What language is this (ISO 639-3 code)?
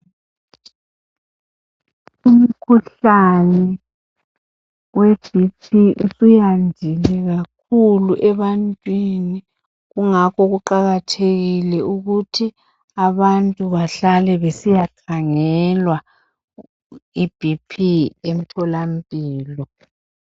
nde